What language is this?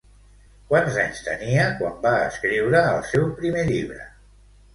Catalan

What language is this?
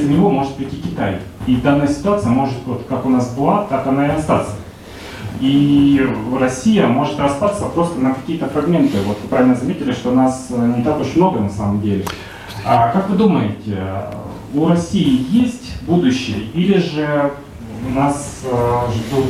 Russian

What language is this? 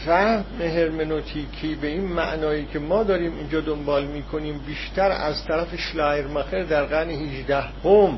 Persian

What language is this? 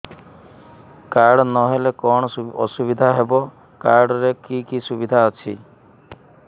Odia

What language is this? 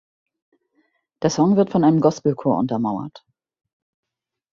German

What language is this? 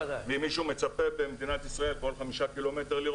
Hebrew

